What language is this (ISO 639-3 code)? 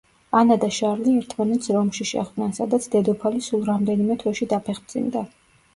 kat